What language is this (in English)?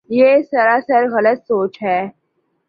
Urdu